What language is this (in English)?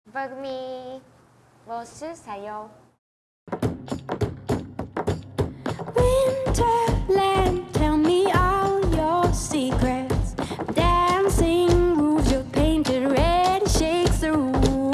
Portuguese